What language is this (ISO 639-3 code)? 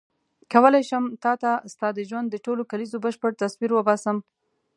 pus